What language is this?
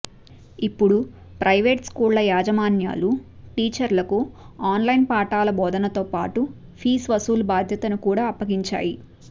Telugu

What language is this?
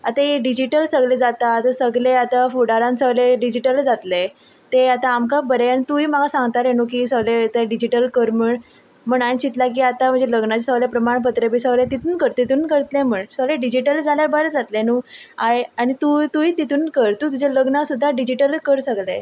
Konkani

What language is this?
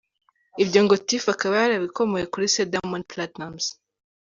Kinyarwanda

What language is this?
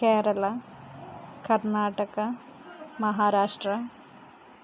Telugu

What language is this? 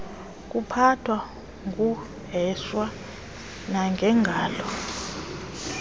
Xhosa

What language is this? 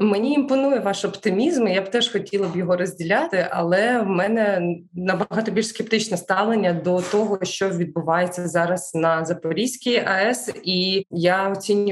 Ukrainian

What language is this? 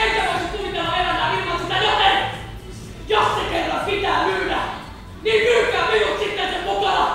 Finnish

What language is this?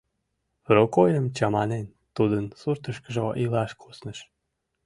Mari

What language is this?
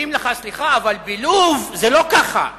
Hebrew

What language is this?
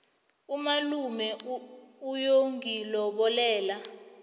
South Ndebele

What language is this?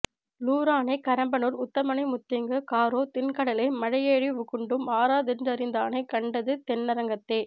Tamil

